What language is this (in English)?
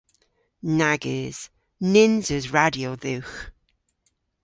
Cornish